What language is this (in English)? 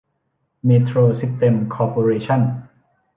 Thai